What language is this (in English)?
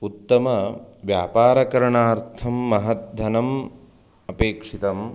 Sanskrit